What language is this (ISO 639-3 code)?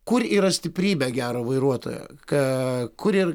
lit